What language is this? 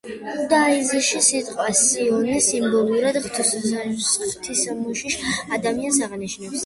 Georgian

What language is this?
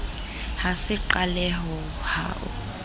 Southern Sotho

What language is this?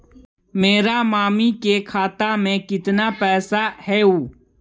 Magahi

